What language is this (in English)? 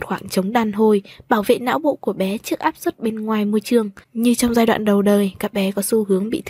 Vietnamese